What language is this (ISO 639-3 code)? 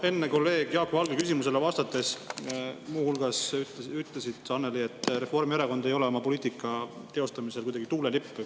est